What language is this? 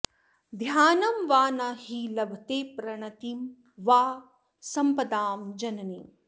Sanskrit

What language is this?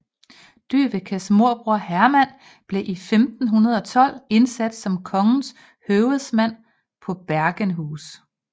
Danish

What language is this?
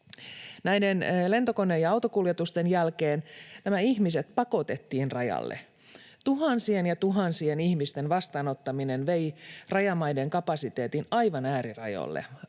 Finnish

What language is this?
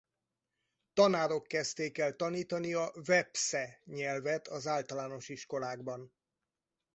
Hungarian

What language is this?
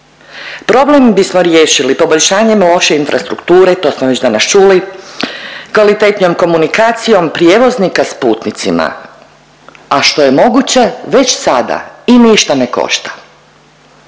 Croatian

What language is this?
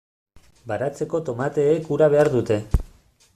Basque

